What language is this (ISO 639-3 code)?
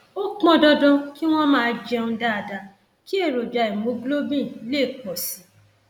yor